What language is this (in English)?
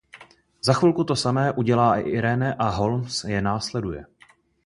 Czech